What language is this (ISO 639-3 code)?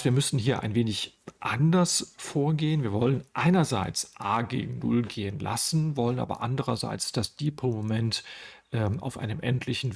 deu